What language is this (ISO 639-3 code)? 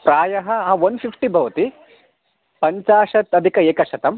san